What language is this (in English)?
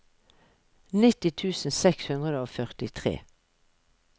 Norwegian